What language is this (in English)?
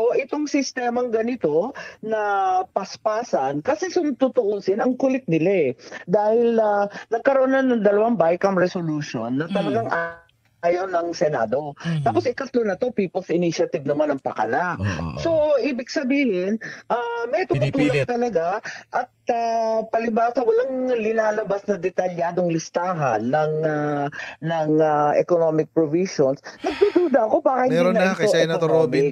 Filipino